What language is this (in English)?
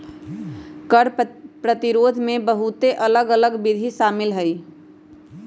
Magahi